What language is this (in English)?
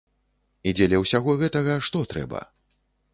Belarusian